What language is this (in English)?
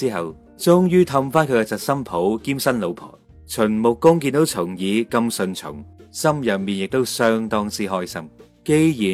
Chinese